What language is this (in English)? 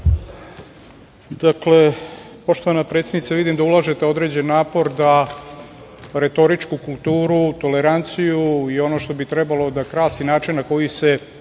Serbian